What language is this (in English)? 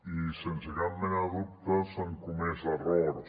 Catalan